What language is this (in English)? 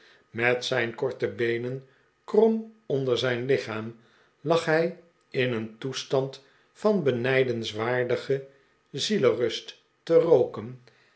Dutch